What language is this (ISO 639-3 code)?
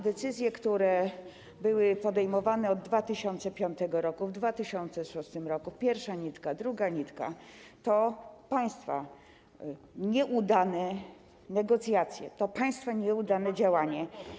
pol